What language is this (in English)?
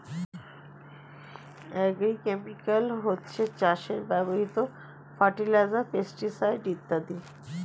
Bangla